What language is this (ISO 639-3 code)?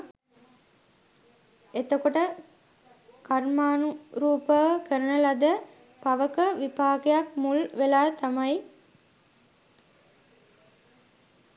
sin